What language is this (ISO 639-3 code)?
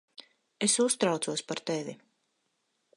lav